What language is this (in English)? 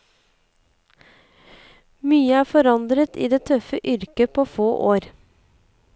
Norwegian